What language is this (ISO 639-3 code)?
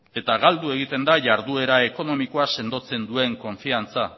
eus